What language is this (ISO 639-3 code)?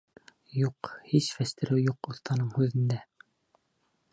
bak